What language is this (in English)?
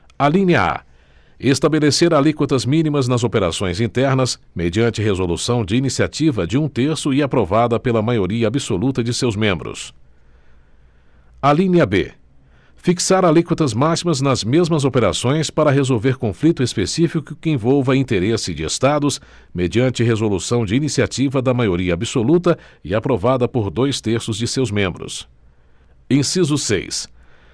Portuguese